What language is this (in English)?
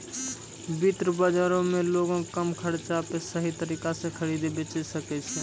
Maithili